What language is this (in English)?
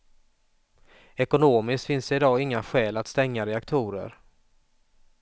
Swedish